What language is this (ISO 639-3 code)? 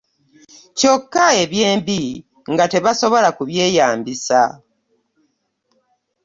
lug